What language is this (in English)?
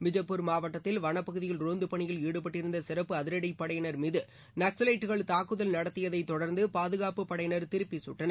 Tamil